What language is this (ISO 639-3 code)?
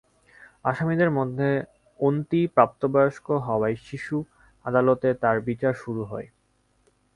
ben